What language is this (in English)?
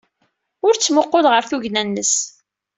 Kabyle